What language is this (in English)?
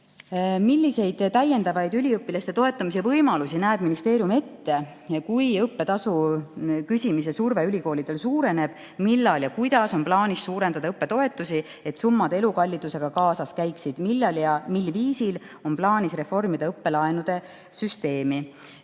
Estonian